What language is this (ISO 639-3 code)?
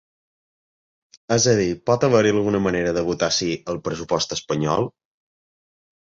cat